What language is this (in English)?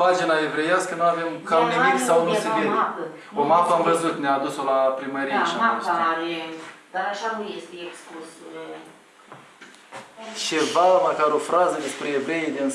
Romanian